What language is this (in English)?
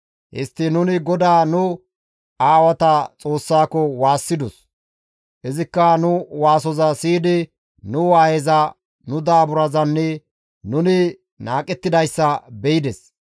Gamo